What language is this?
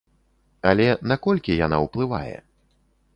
Belarusian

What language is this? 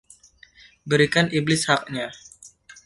Indonesian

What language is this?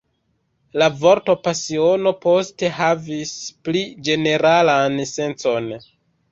Esperanto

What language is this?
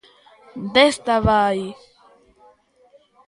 Galician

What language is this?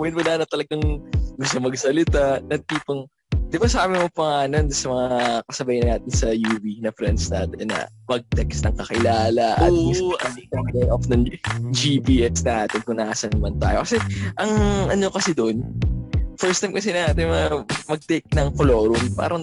Filipino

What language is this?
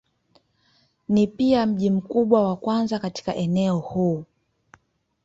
Swahili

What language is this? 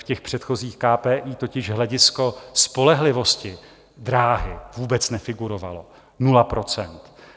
Czech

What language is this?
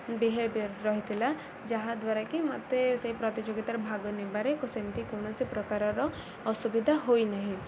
Odia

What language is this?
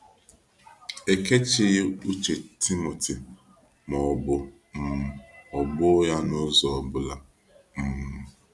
Igbo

